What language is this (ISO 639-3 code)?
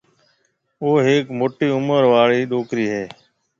mve